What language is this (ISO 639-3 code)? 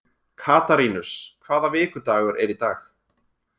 isl